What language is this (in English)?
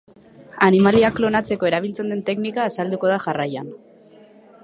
Basque